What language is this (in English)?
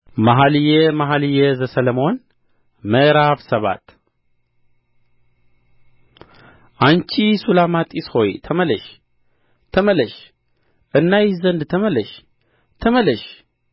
Amharic